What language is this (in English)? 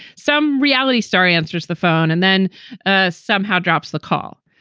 English